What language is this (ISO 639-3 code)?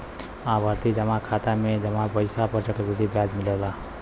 bho